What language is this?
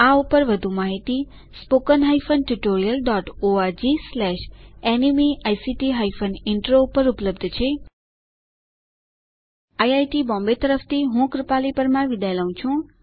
Gujarati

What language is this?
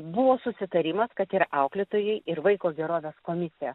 Lithuanian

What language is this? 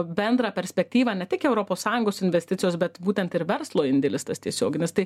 Lithuanian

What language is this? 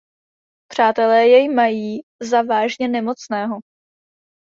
Czech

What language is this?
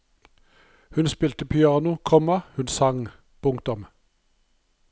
Norwegian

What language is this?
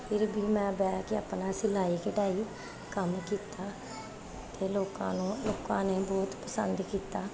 Punjabi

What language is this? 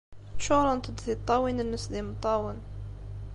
Kabyle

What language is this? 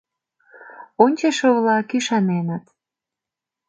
Mari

